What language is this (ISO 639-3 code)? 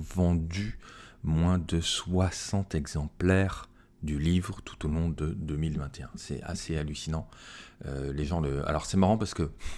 fra